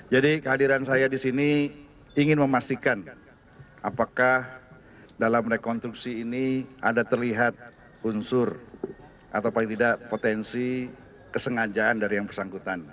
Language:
Indonesian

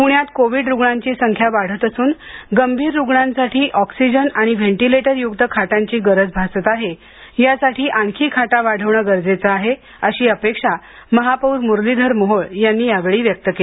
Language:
Marathi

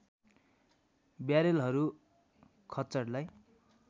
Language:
Nepali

